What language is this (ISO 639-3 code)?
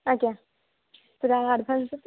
ori